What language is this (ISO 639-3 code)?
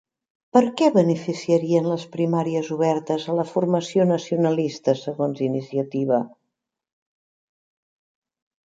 cat